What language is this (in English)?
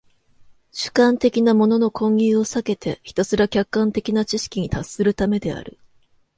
Japanese